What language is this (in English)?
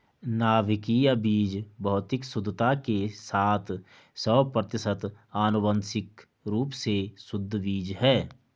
Hindi